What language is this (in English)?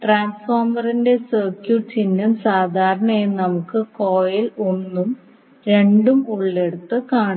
Malayalam